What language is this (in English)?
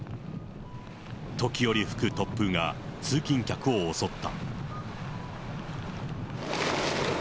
Japanese